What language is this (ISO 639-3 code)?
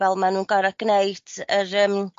cym